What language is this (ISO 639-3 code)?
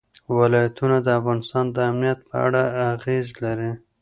pus